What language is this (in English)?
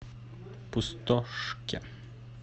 Russian